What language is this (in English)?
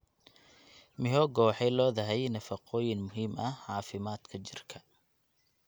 Somali